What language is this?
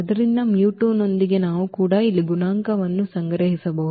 Kannada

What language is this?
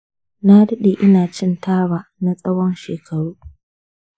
Hausa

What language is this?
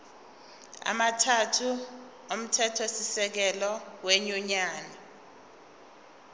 Zulu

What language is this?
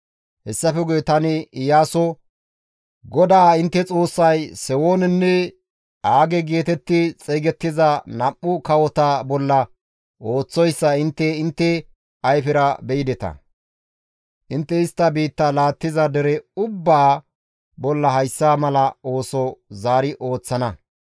Gamo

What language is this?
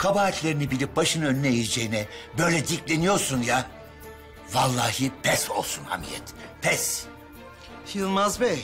Turkish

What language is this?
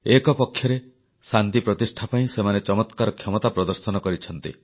Odia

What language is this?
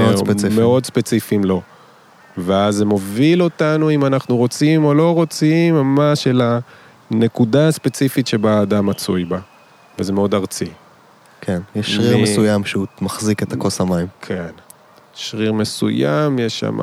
Hebrew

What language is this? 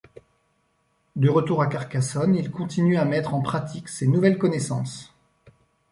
French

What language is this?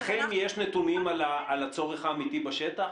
Hebrew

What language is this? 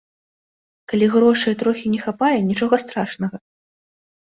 Belarusian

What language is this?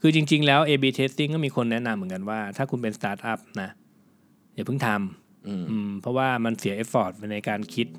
Thai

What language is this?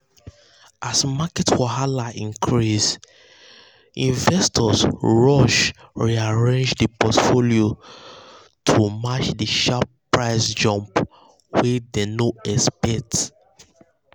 Nigerian Pidgin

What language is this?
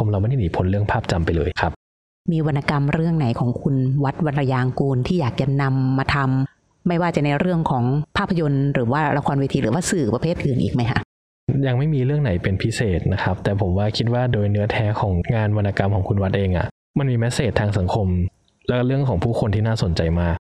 Thai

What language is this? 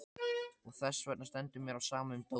Icelandic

